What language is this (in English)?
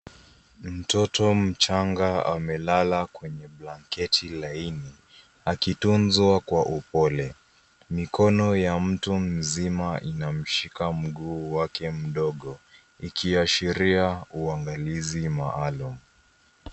Swahili